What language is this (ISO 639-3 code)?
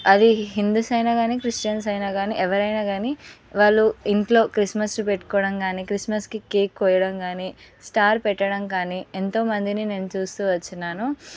tel